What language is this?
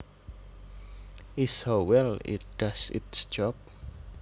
Javanese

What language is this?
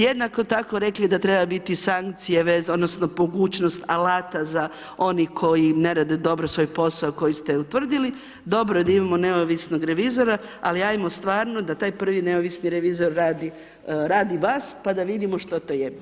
Croatian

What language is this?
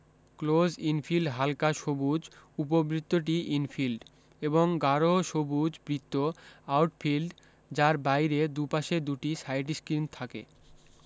Bangla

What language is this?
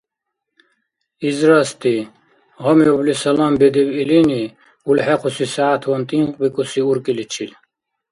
Dargwa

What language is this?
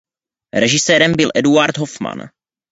Czech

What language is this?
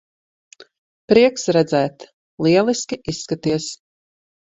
Latvian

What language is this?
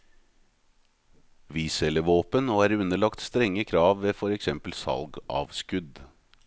Norwegian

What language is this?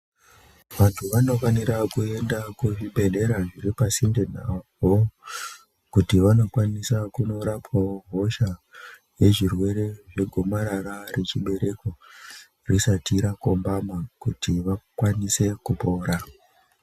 Ndau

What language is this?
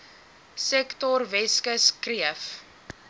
Afrikaans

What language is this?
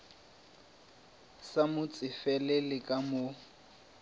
Northern Sotho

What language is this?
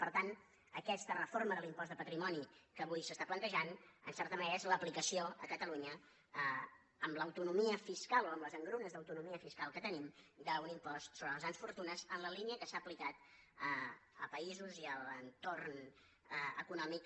Catalan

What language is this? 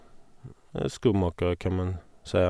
Norwegian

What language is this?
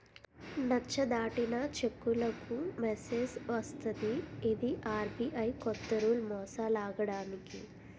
Telugu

